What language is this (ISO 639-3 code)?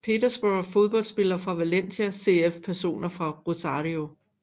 dan